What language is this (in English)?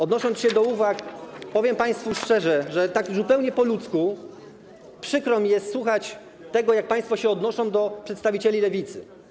Polish